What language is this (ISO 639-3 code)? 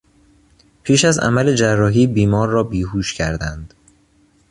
fas